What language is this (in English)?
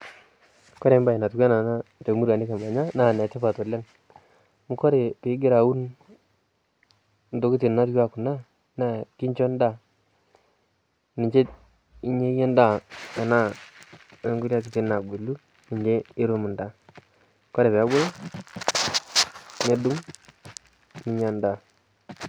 Masai